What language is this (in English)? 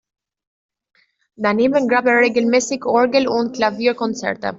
German